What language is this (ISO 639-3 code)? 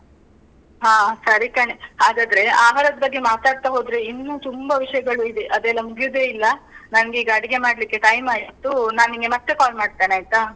kan